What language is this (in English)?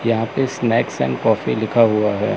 Hindi